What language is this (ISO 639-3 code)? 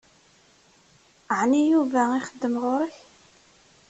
kab